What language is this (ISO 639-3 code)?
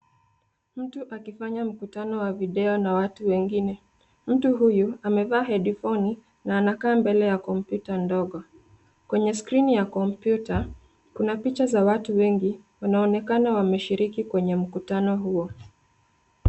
swa